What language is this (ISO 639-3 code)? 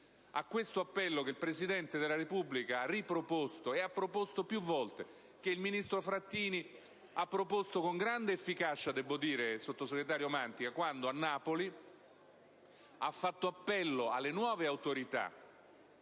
ita